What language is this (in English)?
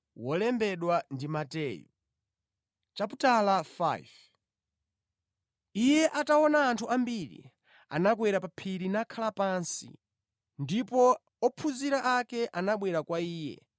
Nyanja